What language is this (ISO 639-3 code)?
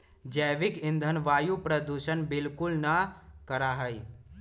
mag